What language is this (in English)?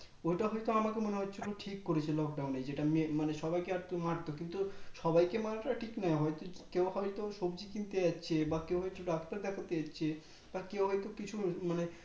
Bangla